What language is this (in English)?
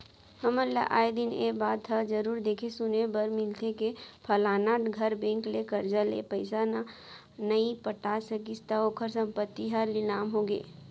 Chhattisgarhi